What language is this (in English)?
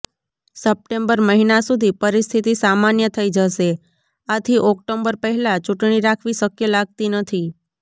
Gujarati